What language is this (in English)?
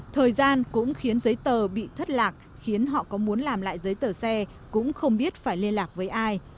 Vietnamese